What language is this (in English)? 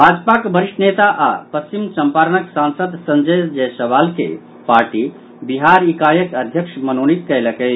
Maithili